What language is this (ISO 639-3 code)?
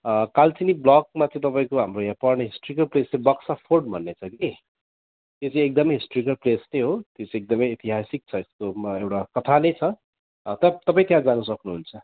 nep